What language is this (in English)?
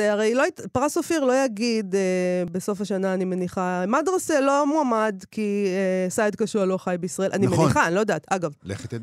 Hebrew